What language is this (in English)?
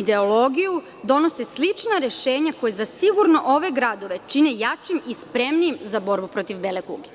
Serbian